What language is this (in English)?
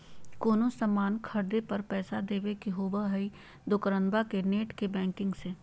Magahi